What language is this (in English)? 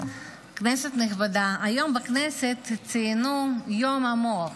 Hebrew